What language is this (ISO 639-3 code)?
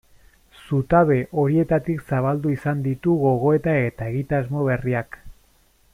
eus